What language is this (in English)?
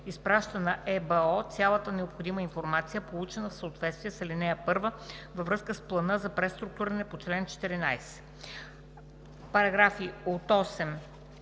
Bulgarian